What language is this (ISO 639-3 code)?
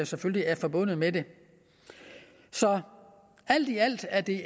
dan